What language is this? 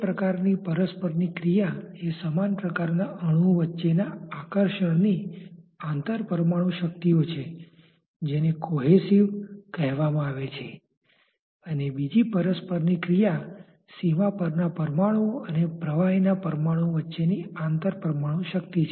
Gujarati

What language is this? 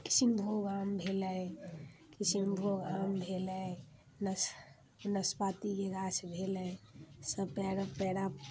Maithili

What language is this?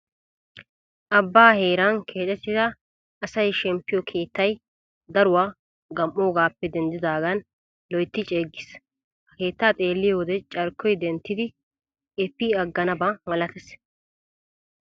Wolaytta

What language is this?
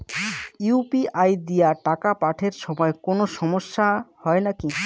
Bangla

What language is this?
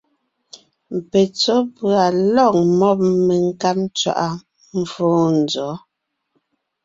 Ngiemboon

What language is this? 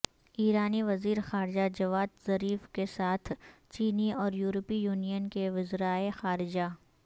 Urdu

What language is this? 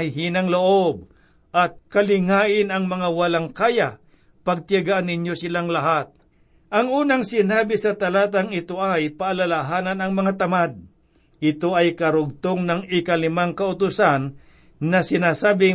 Filipino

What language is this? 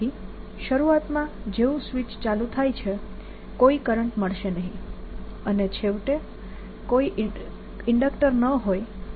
Gujarati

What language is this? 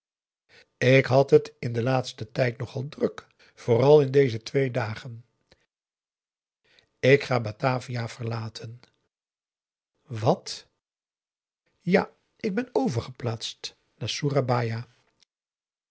Dutch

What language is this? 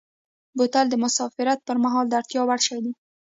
Pashto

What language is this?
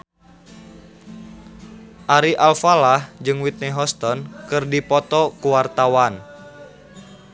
Sundanese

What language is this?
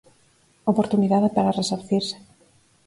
Galician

